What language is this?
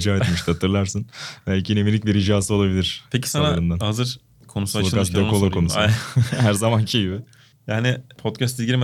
Turkish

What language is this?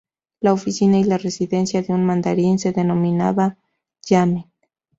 Spanish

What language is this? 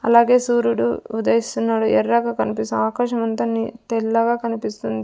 Telugu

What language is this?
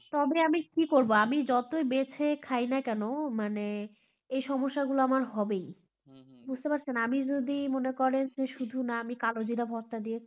Bangla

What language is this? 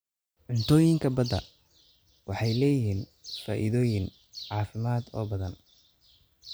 Somali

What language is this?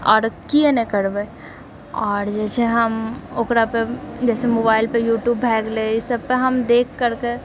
Maithili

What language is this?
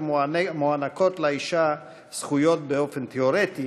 Hebrew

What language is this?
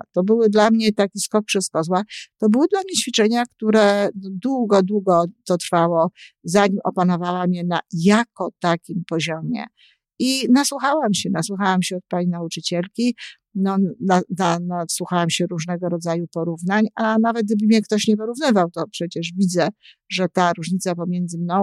Polish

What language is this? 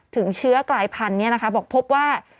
Thai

